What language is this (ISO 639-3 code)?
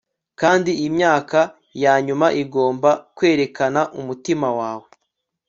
kin